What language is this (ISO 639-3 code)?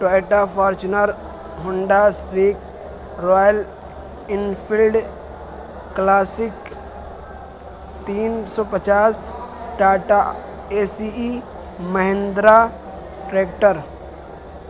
urd